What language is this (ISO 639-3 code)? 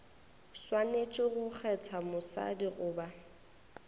nso